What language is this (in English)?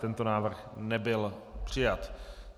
Czech